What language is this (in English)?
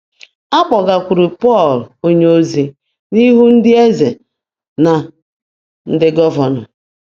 Igbo